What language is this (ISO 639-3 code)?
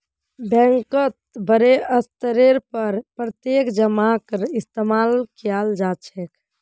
mag